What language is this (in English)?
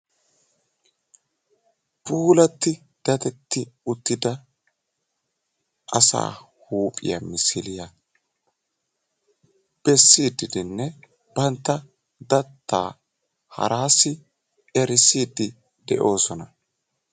Wolaytta